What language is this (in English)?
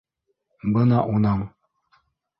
Bashkir